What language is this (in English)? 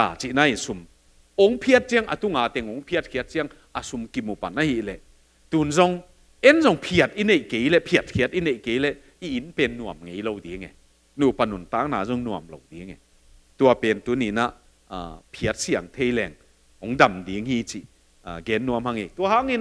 Thai